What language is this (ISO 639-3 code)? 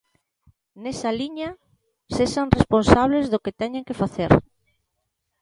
glg